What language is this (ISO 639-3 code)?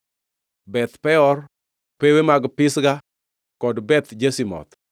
luo